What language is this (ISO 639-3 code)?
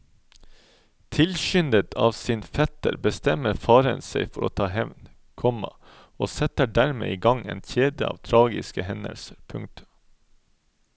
nor